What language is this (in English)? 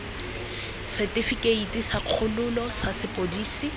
Tswana